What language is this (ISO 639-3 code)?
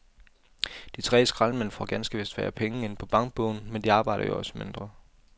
dan